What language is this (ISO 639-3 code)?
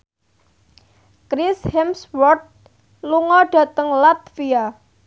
jav